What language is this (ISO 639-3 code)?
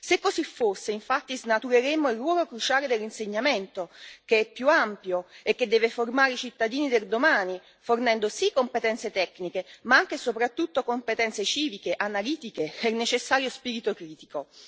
ita